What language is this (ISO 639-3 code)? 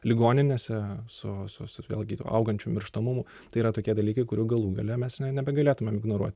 lit